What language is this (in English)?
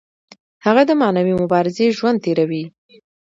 Pashto